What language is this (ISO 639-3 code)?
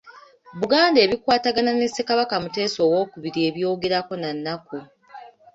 lug